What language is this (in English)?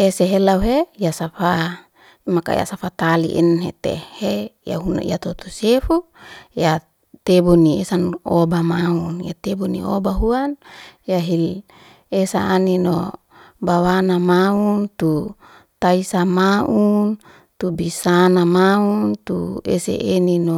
Liana-Seti